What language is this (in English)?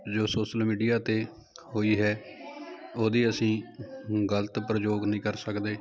Punjabi